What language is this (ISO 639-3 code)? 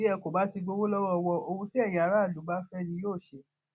yor